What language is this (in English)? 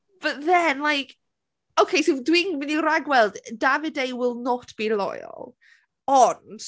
Welsh